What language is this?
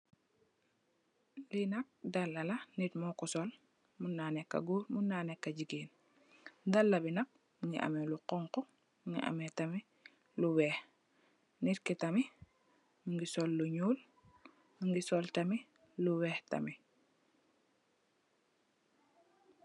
Wolof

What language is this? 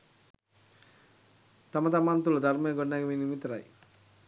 Sinhala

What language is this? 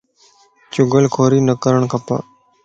Lasi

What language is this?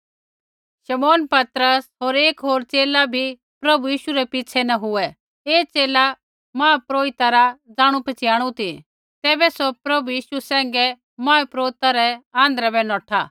Kullu Pahari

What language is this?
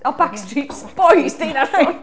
Welsh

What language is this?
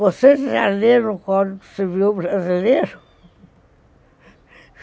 Portuguese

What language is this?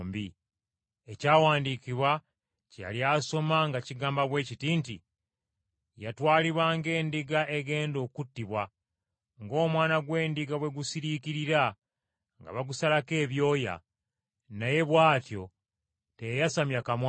Ganda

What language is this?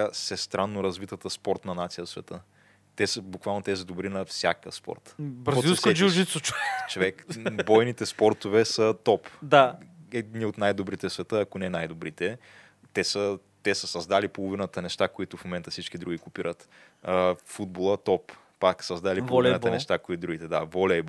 Bulgarian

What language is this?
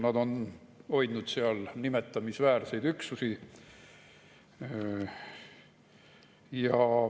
Estonian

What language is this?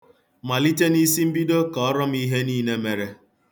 Igbo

